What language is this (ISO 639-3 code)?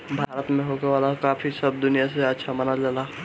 bho